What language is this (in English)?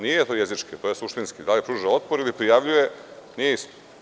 Serbian